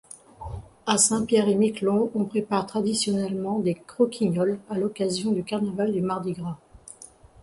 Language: French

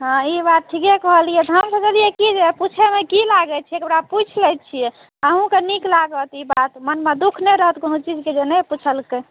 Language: Maithili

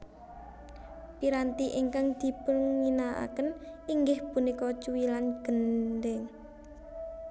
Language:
Javanese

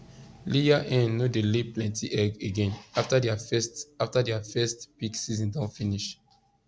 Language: Nigerian Pidgin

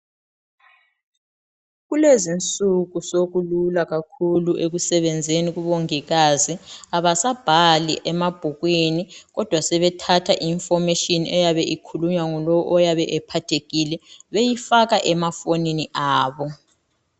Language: North Ndebele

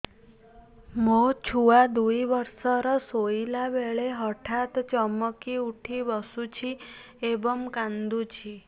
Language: Odia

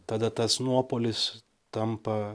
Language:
Lithuanian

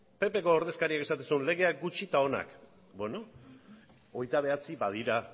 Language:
Basque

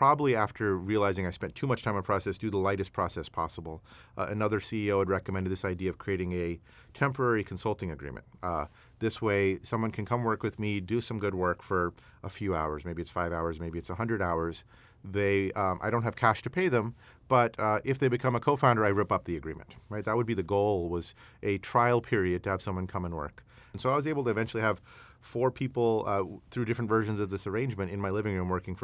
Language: English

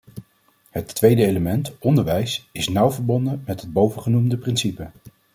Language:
Dutch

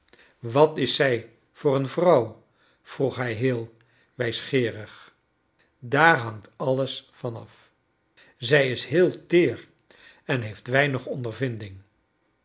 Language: Dutch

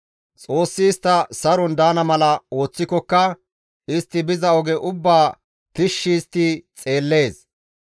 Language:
Gamo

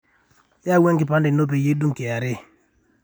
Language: Masai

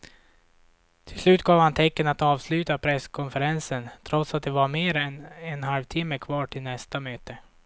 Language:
Swedish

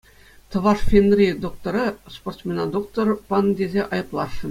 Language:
Chuvash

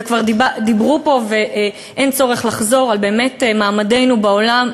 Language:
Hebrew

